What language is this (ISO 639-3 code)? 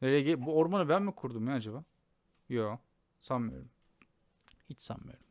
tur